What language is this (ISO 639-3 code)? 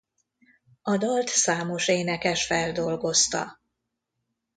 hun